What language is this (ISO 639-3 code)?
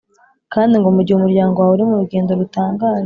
kin